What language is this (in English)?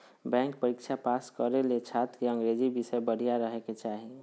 Magahi